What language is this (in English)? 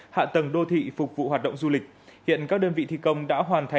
Vietnamese